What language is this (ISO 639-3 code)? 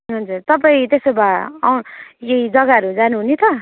nep